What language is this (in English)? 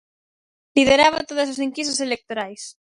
Galician